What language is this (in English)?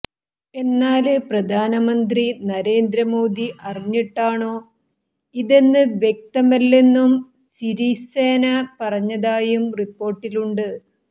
Malayalam